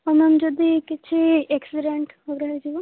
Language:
Odia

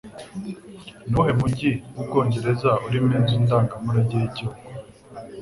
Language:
Kinyarwanda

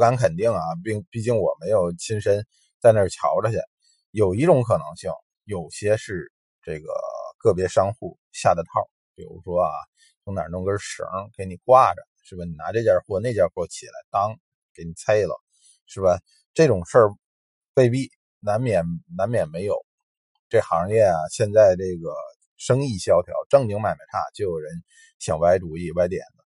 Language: Chinese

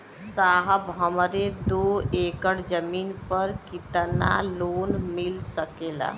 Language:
Bhojpuri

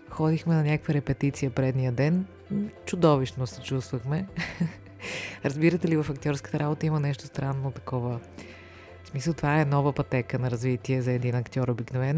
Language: Bulgarian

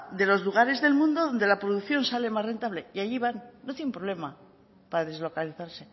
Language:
Spanish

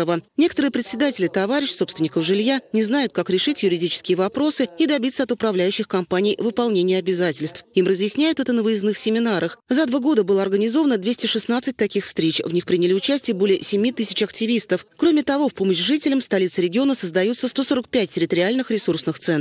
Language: Russian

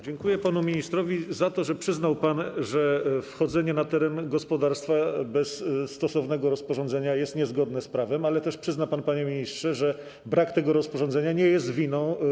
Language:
Polish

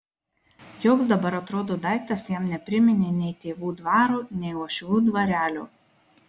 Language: Lithuanian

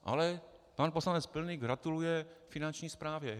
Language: Czech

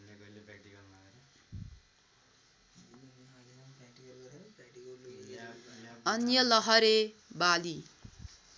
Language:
Nepali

